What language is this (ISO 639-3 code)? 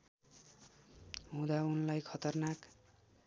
nep